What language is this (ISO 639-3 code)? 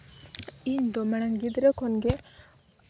sat